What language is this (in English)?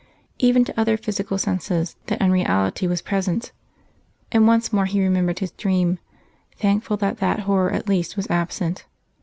English